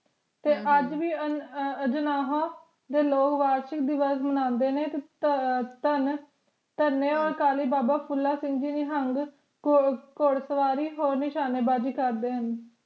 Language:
Punjabi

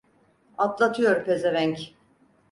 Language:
Turkish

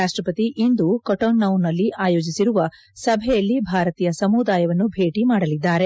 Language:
Kannada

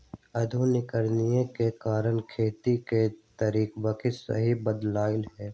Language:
Magahi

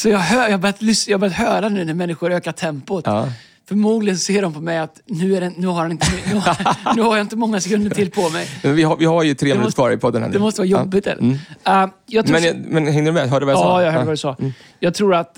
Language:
Swedish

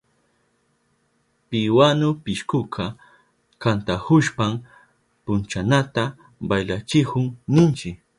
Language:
Southern Pastaza Quechua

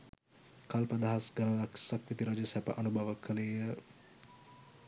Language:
Sinhala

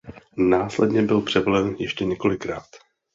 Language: Czech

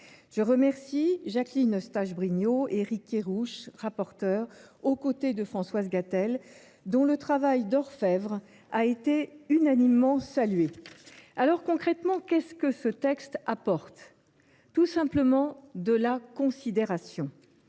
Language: French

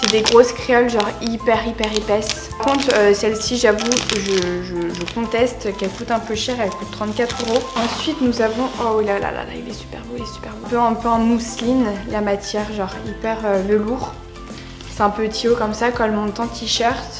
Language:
French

